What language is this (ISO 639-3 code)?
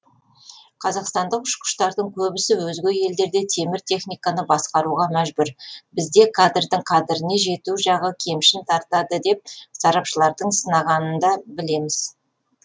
kaz